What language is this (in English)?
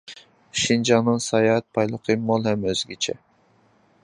Uyghur